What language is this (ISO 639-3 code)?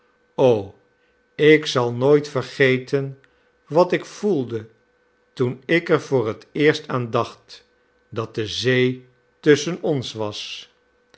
nld